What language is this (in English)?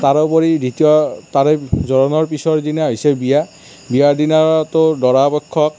Assamese